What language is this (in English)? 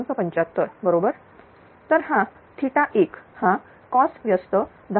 Marathi